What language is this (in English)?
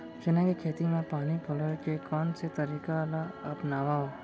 Chhattisgarhi